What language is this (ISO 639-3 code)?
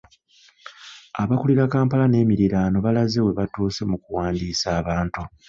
lug